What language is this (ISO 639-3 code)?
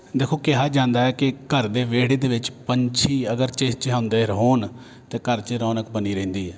pan